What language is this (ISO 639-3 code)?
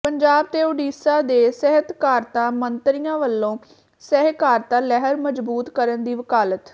pan